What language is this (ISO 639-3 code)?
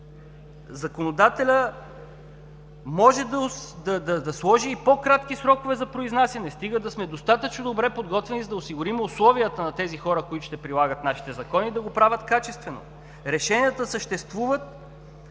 bul